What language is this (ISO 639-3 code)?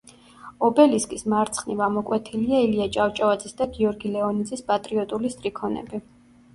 kat